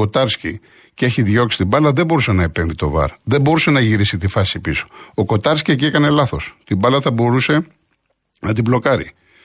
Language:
Greek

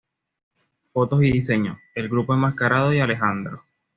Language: Spanish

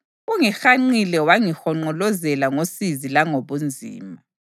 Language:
North Ndebele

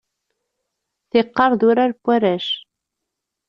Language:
Kabyle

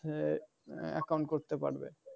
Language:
Bangla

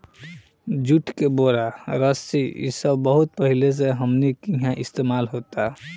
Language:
Bhojpuri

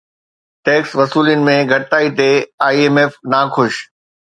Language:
Sindhi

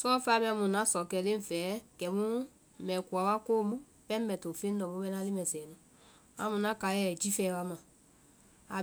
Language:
Vai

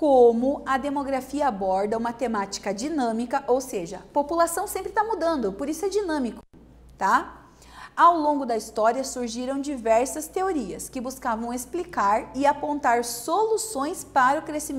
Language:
Portuguese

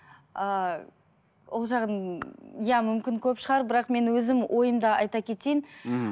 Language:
Kazakh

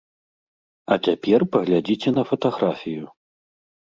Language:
Belarusian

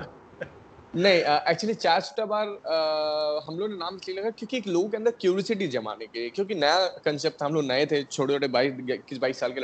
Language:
Urdu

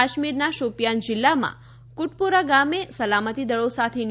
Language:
Gujarati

